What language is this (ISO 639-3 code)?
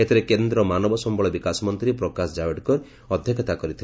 ori